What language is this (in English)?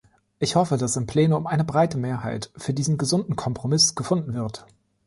German